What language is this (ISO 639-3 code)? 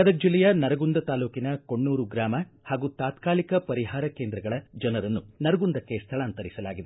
kan